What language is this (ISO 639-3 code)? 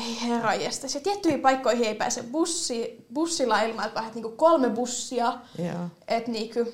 fin